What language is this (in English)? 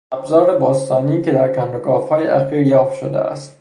Persian